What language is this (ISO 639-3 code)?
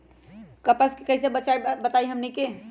mag